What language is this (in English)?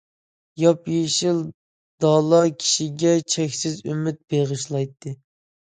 Uyghur